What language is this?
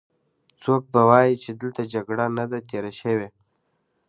Pashto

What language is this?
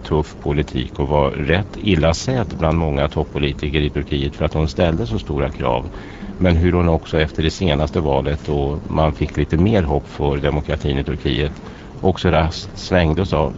Swedish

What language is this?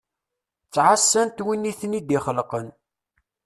Kabyle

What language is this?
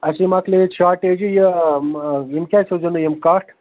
Kashmiri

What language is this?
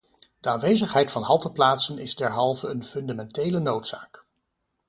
Dutch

